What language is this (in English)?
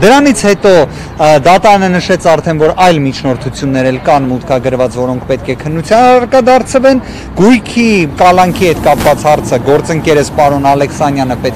Romanian